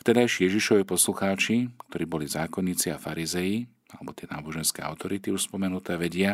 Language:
Slovak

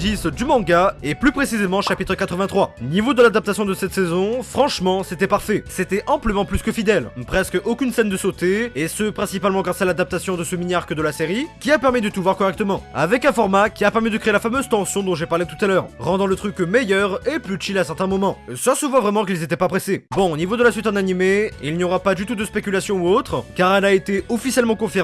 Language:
French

